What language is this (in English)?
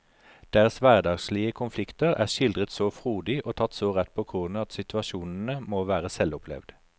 Norwegian